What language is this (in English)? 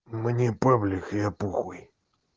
Russian